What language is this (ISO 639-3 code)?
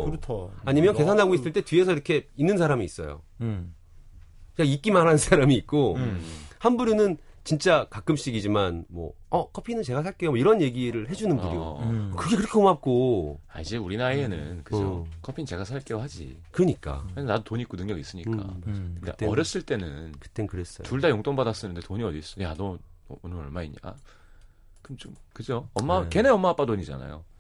kor